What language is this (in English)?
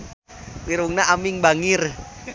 Sundanese